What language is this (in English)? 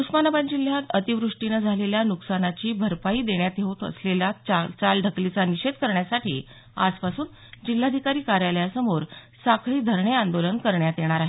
Marathi